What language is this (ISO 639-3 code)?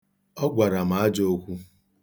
ibo